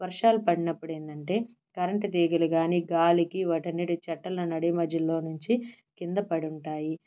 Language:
Telugu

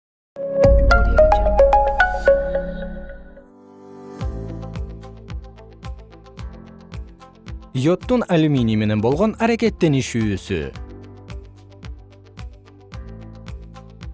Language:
Kyrgyz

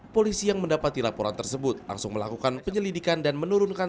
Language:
Indonesian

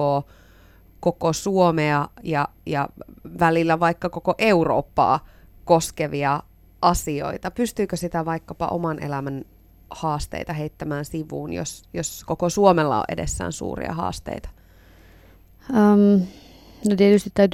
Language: Finnish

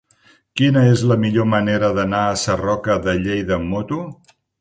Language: Catalan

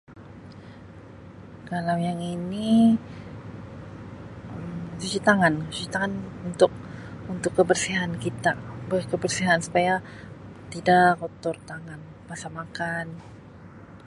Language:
Sabah Malay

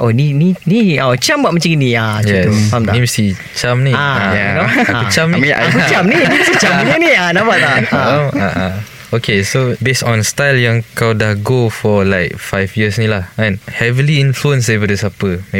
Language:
Malay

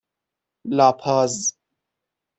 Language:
Persian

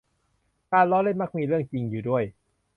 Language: Thai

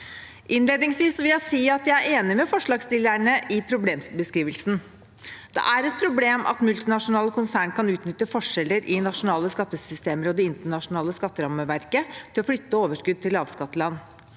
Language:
Norwegian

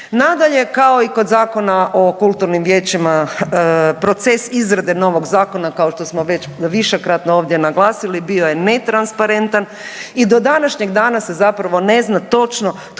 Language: Croatian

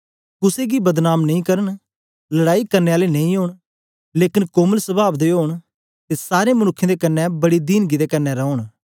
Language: Dogri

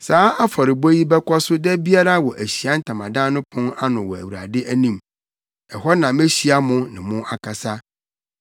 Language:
Akan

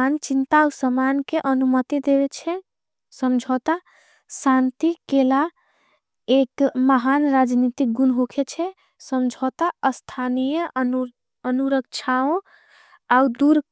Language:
Angika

